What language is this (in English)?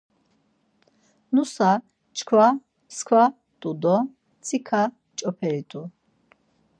Laz